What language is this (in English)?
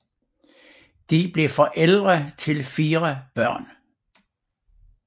Danish